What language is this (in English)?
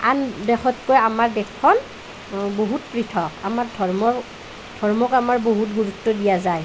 Assamese